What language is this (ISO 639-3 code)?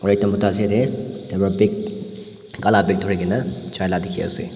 nag